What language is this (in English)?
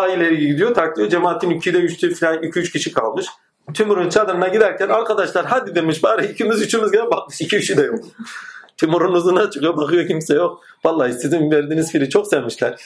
Turkish